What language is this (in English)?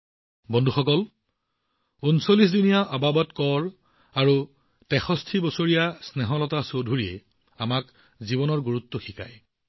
Assamese